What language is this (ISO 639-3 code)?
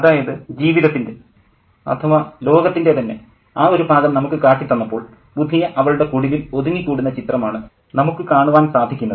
mal